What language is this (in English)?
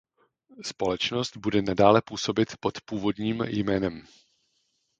Czech